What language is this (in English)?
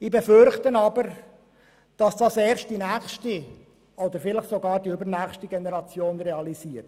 Swiss German